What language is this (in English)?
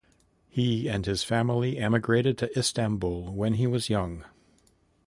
English